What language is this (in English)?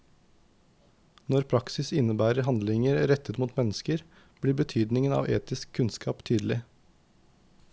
Norwegian